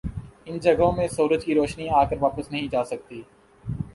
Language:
Urdu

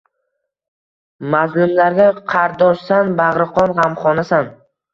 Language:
Uzbek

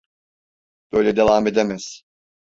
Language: Turkish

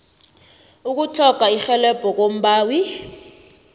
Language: South Ndebele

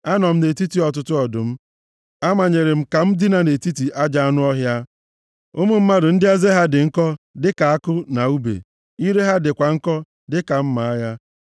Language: Igbo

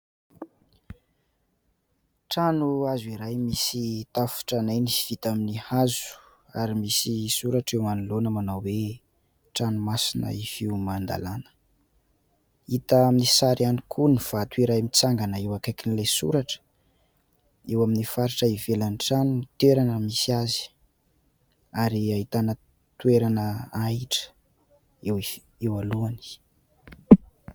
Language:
Malagasy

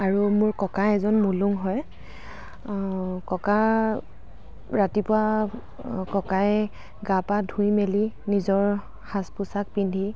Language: Assamese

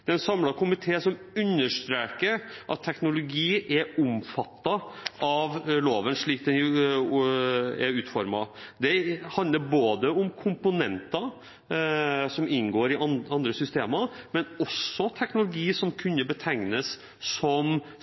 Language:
Norwegian Bokmål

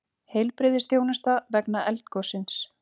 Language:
Icelandic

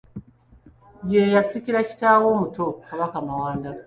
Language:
Ganda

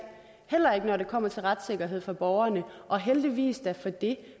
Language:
Danish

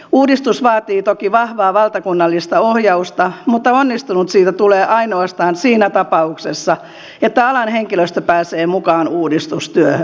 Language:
Finnish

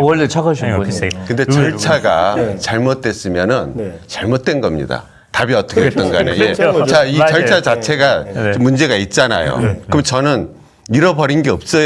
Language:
Korean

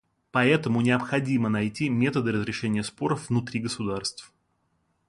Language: Russian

